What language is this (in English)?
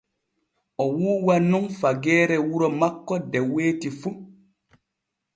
Borgu Fulfulde